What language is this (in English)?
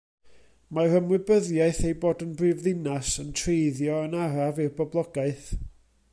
Welsh